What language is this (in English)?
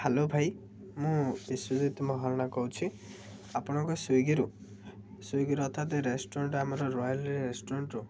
Odia